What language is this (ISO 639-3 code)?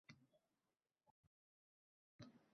uzb